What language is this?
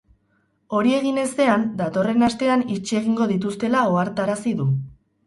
Basque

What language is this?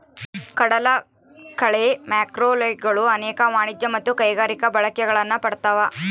Kannada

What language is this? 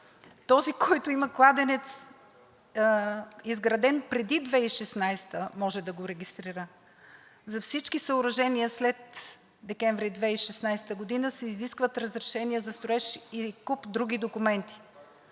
Bulgarian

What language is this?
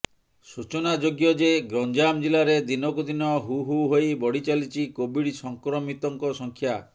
Odia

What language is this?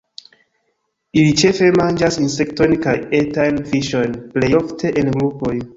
Esperanto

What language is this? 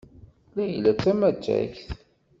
Kabyle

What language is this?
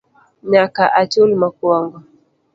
Luo (Kenya and Tanzania)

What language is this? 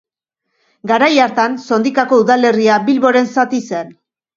Basque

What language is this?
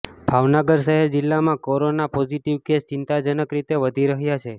Gujarati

